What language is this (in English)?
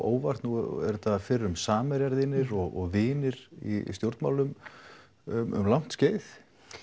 Icelandic